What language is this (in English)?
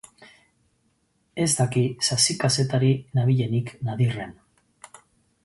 Basque